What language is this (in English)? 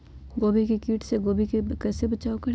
Magahi